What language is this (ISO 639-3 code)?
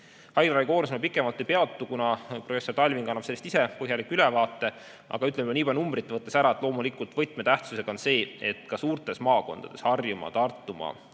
est